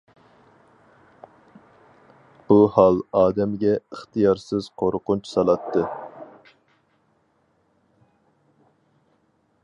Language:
Uyghur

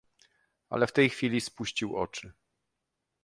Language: Polish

